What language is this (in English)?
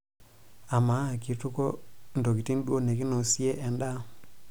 Masai